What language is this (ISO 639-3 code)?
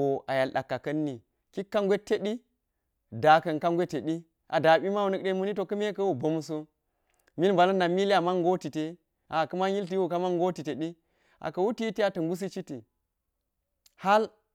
gyz